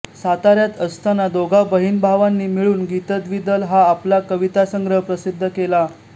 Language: Marathi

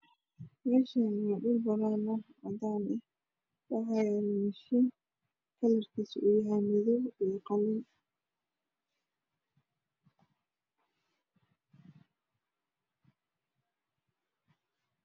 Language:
Somali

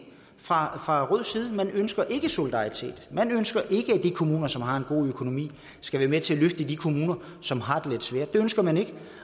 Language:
Danish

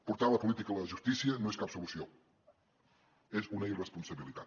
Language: Catalan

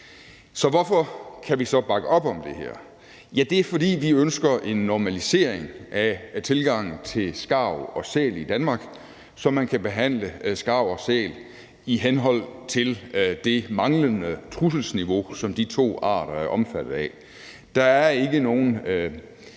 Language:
Danish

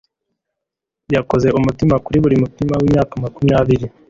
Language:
Kinyarwanda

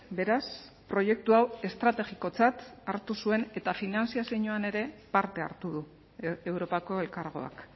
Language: Basque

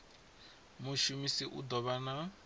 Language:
Venda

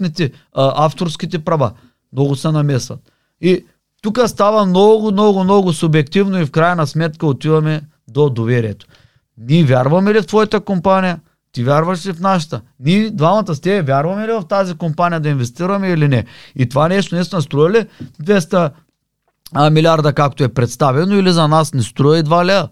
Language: Bulgarian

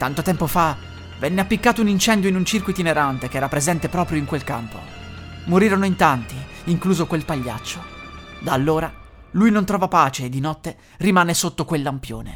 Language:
Italian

